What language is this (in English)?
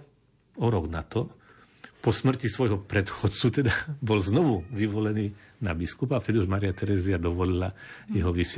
Slovak